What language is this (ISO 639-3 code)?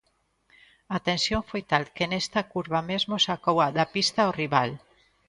glg